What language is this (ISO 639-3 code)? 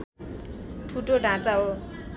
nep